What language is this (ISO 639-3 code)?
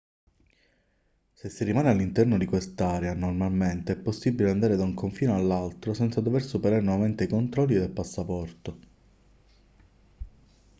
ita